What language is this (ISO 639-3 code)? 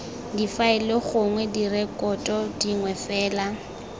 tsn